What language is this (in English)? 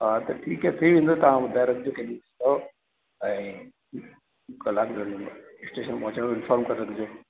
Sindhi